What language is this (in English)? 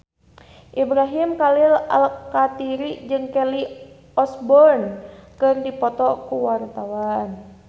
Sundanese